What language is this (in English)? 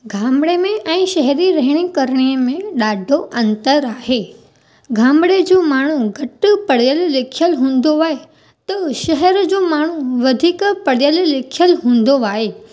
Sindhi